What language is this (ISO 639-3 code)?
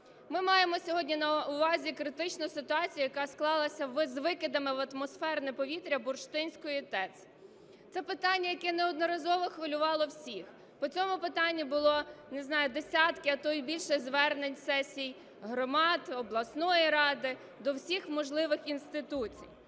ukr